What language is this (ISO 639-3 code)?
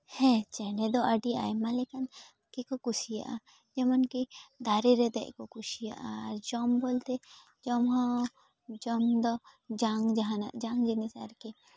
sat